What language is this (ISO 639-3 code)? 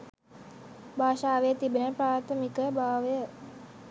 sin